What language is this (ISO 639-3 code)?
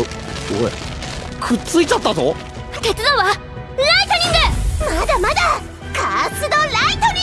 jpn